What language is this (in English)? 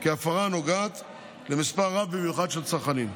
Hebrew